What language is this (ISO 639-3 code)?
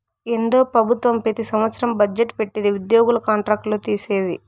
tel